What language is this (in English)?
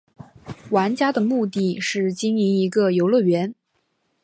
Chinese